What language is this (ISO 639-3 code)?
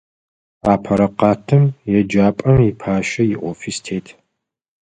ady